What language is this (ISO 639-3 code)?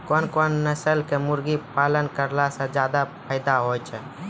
mai